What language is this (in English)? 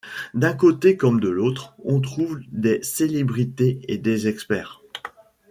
French